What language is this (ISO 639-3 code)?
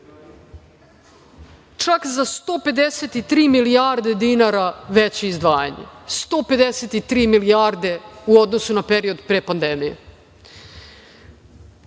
srp